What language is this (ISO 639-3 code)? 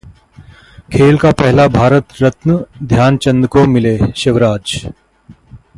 hin